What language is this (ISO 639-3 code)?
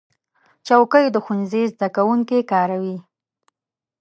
pus